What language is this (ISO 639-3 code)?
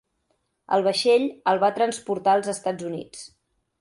cat